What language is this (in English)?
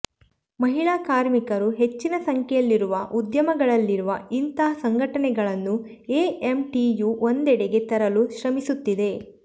Kannada